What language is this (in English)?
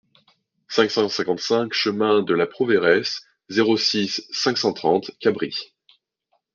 French